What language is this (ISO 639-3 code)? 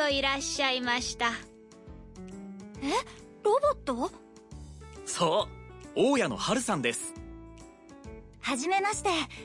urd